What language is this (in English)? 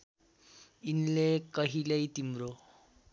Nepali